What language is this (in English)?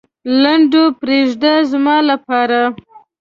Pashto